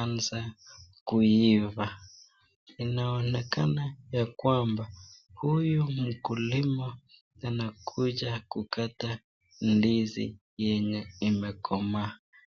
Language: Swahili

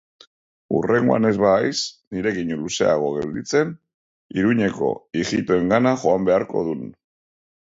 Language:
Basque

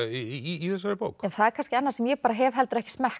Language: Icelandic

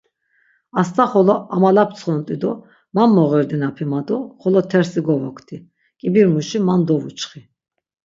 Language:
Laz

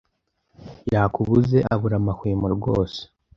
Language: Kinyarwanda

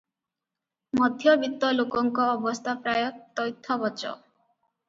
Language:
Odia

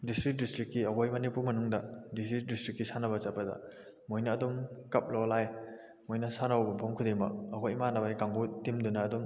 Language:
Manipuri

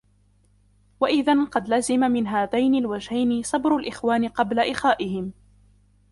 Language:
Arabic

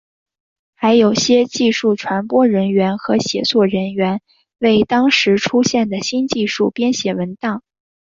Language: Chinese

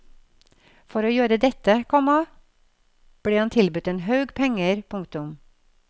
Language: Norwegian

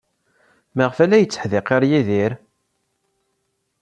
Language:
Kabyle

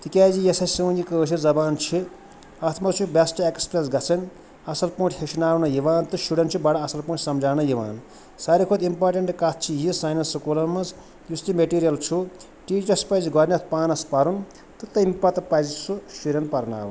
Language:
Kashmiri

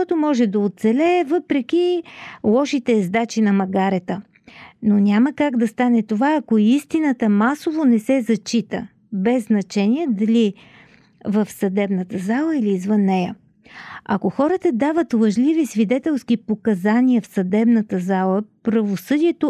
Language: Bulgarian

